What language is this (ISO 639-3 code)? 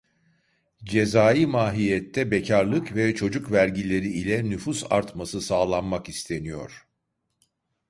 tur